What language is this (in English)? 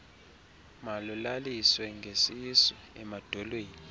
Xhosa